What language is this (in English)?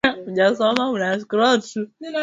Swahili